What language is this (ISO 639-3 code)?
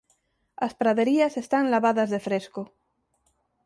glg